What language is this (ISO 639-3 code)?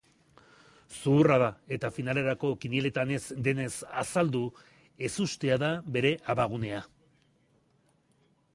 eus